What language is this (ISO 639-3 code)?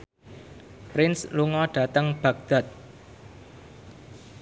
jav